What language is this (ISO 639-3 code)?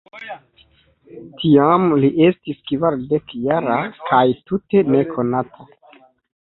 epo